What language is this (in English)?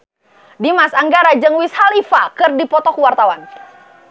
Sundanese